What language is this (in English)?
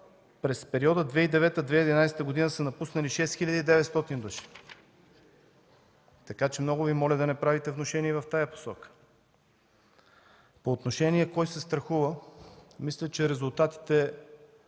Bulgarian